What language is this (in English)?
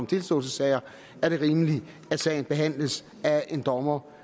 Danish